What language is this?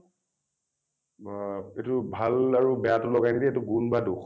Assamese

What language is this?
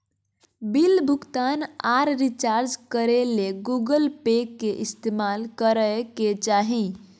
Magahi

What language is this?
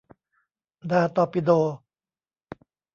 Thai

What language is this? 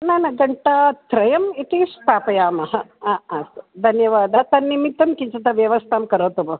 Sanskrit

